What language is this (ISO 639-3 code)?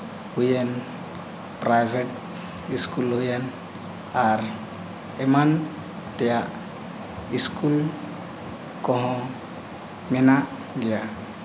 sat